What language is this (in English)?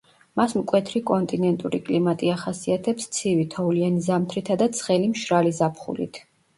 Georgian